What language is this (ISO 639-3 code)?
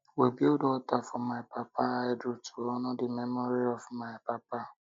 pcm